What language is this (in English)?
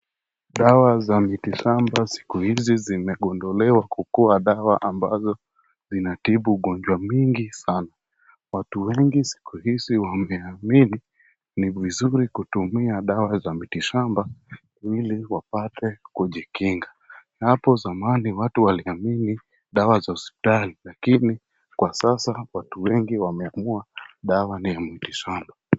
Swahili